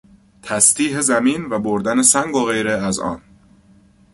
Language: Persian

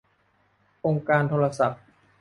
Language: Thai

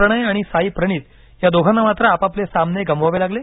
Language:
Marathi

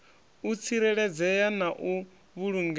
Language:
Venda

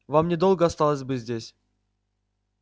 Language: Russian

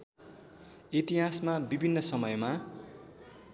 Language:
Nepali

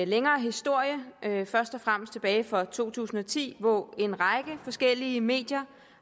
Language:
Danish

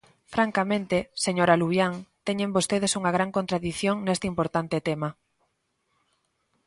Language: Galician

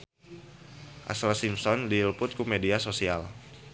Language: Sundanese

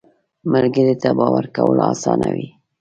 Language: Pashto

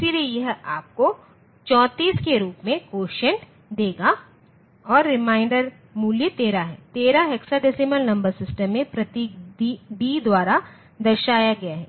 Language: Hindi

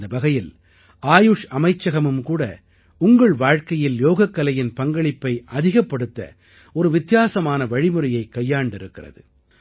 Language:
Tamil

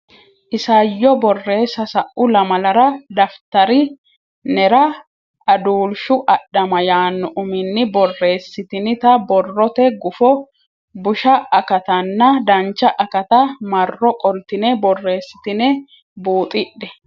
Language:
Sidamo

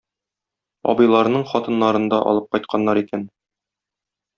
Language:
Tatar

